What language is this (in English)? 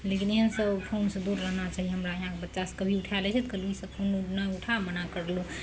Maithili